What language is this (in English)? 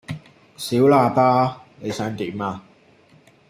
Cantonese